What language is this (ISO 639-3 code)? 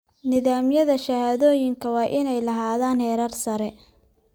som